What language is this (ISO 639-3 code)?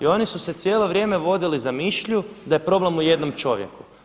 hrv